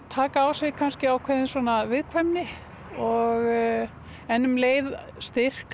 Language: Icelandic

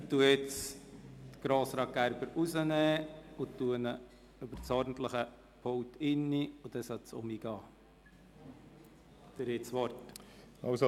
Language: Swiss German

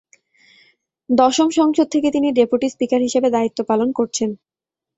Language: Bangla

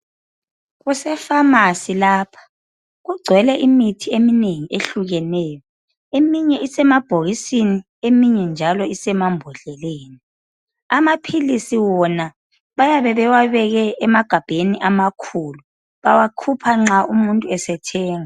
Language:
North Ndebele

